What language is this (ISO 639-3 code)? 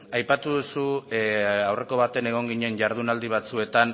eus